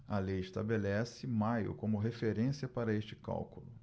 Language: Portuguese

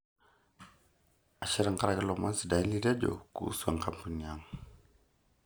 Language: Masai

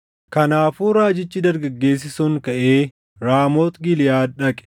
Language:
Oromo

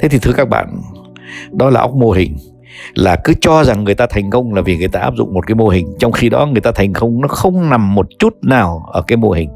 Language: Vietnamese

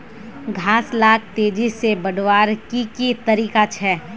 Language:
Magahi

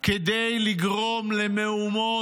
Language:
Hebrew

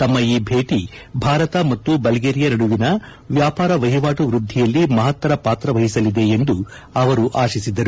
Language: Kannada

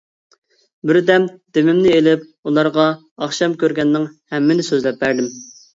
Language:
Uyghur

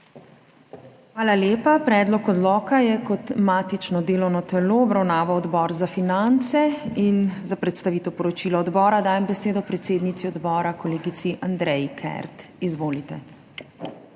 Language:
Slovenian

